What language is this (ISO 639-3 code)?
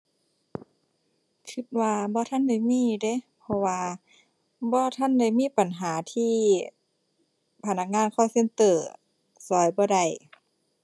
tha